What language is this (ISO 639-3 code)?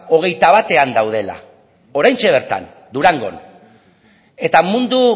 eus